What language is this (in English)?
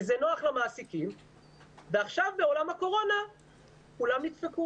Hebrew